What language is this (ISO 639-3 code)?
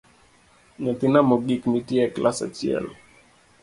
luo